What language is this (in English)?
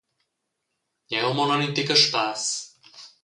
Romansh